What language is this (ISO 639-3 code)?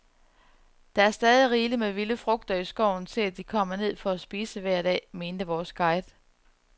dan